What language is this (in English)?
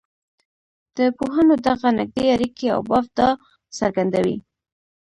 Pashto